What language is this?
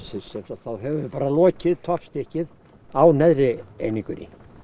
Icelandic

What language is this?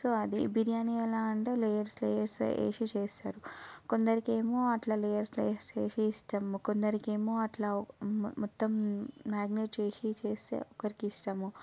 Telugu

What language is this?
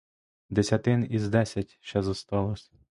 Ukrainian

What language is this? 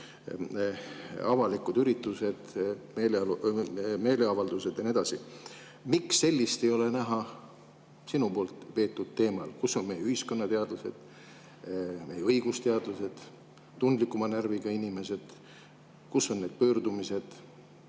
Estonian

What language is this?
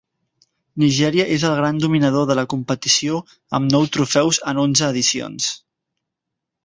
Catalan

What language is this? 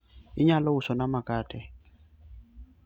Luo (Kenya and Tanzania)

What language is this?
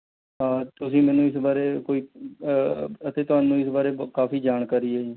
Punjabi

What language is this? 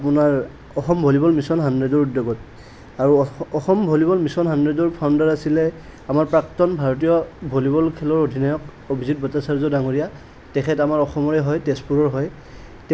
Assamese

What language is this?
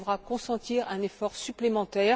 French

